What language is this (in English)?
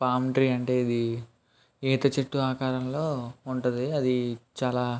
Telugu